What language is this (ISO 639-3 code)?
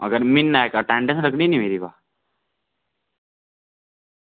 doi